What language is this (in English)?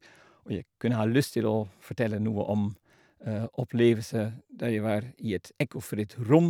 Norwegian